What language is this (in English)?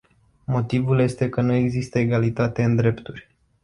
Romanian